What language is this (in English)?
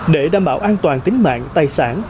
Vietnamese